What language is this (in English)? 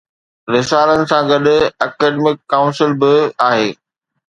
Sindhi